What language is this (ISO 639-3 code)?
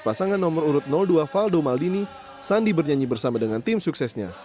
ind